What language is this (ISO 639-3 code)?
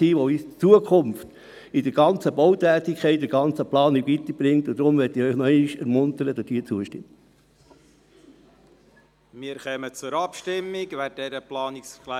gsw